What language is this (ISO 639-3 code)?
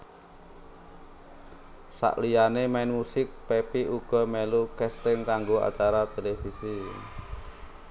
jav